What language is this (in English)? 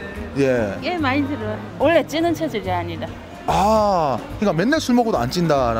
Korean